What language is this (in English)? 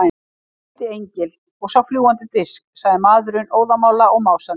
Icelandic